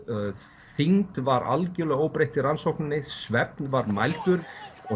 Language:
Icelandic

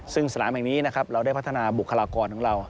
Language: Thai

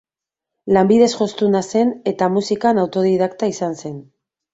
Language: Basque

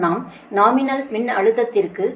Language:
Tamil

